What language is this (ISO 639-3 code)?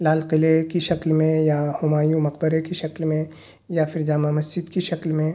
urd